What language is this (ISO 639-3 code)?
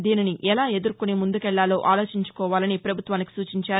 tel